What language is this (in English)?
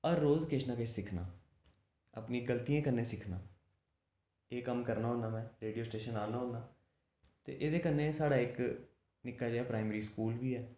Dogri